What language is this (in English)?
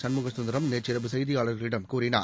Tamil